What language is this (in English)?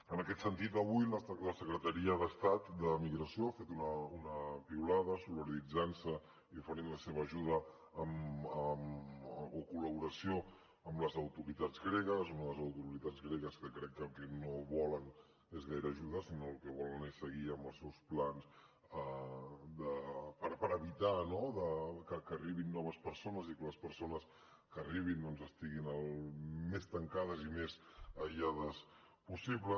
Catalan